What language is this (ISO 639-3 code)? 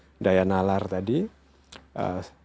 ind